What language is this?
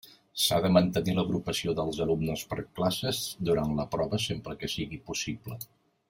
Catalan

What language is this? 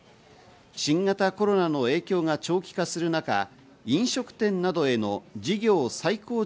Japanese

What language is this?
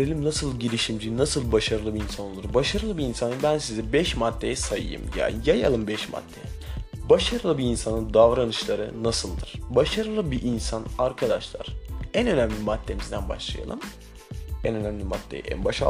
Turkish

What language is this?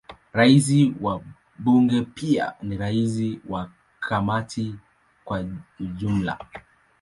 Swahili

